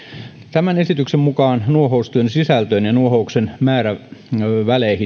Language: Finnish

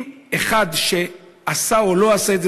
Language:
Hebrew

